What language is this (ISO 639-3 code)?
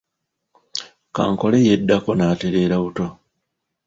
lug